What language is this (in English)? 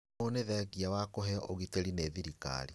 Kikuyu